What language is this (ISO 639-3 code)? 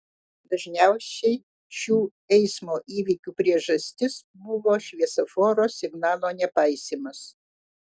lit